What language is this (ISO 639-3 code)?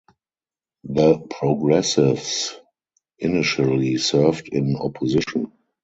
eng